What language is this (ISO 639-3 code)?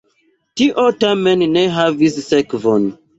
epo